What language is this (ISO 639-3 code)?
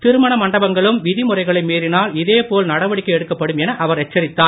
tam